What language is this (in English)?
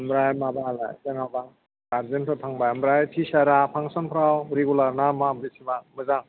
Bodo